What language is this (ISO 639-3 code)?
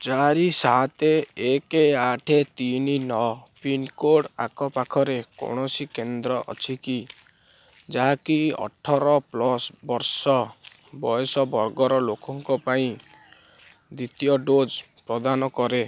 ori